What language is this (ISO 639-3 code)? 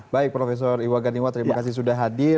ind